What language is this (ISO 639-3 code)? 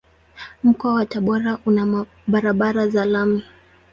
swa